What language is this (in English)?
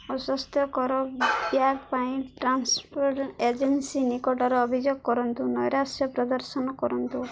Odia